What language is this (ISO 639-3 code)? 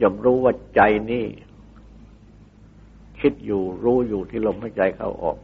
tha